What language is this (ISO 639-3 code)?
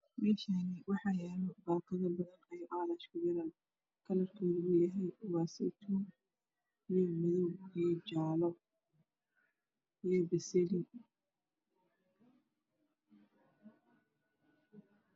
som